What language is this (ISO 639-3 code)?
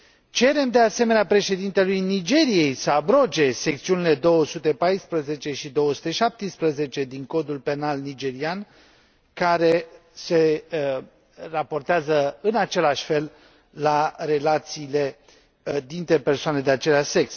ron